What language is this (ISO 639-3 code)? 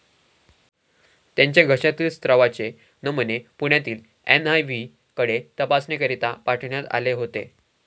mar